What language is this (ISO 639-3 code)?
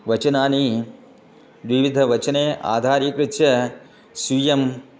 san